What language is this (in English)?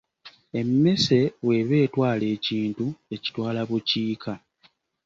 Ganda